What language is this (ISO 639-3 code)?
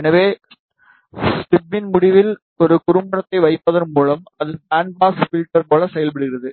tam